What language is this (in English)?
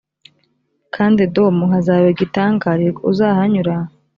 Kinyarwanda